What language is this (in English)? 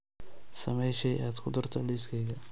Somali